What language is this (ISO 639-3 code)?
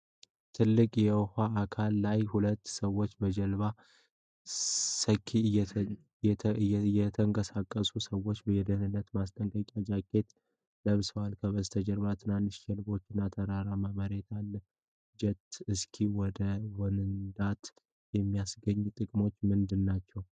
amh